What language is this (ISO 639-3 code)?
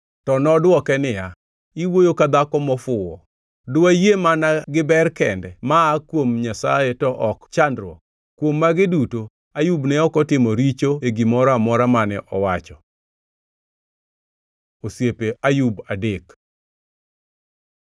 luo